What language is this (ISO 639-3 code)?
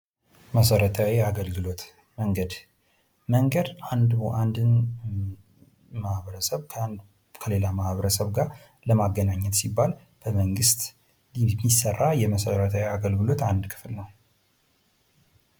amh